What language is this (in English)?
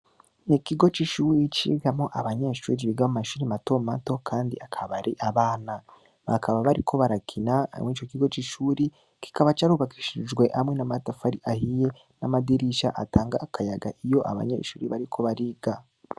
Rundi